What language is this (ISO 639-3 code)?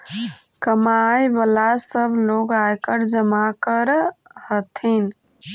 mag